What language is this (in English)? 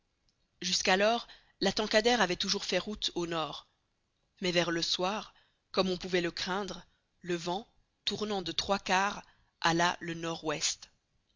French